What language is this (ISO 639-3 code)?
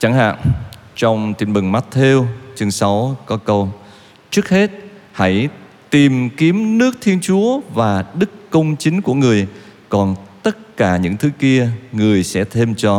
vie